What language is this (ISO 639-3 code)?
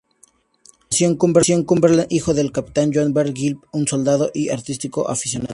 spa